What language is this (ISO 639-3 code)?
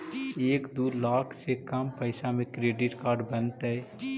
mag